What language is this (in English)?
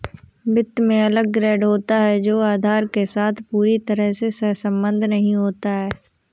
Hindi